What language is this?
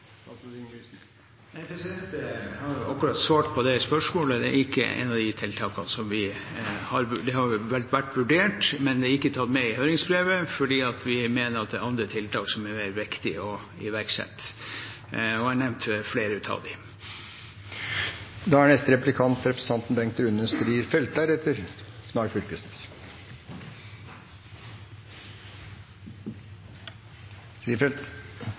Norwegian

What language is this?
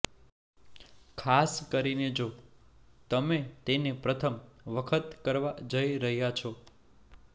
Gujarati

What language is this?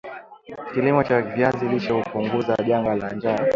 Swahili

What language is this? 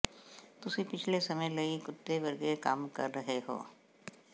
Punjabi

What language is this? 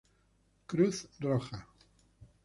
Spanish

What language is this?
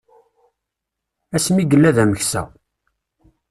Kabyle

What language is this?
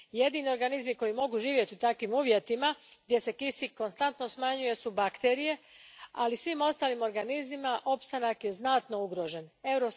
Croatian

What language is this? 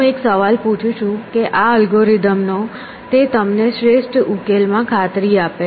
Gujarati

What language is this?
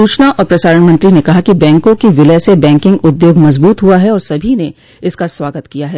Hindi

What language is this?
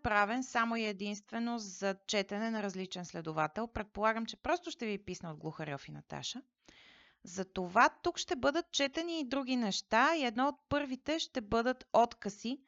Bulgarian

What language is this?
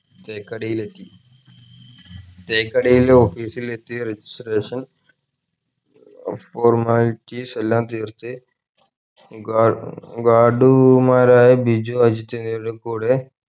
Malayalam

